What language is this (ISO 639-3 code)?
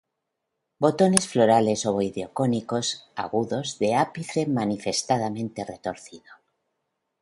spa